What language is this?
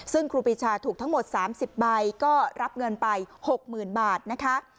Thai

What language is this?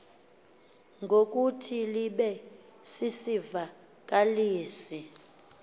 Xhosa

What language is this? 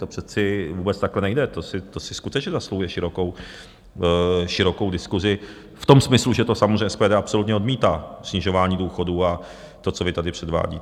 Czech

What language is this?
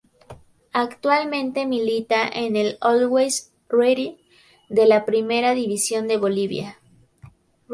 Spanish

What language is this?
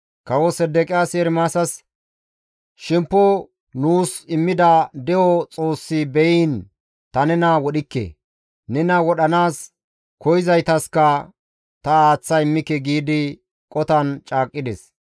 Gamo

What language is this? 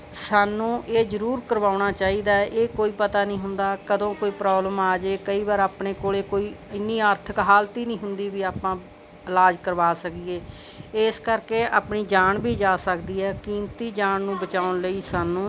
Punjabi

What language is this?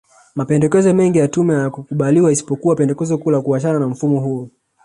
Swahili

